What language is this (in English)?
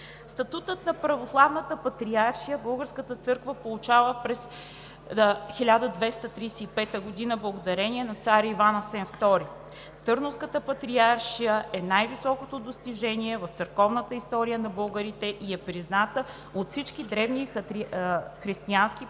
Bulgarian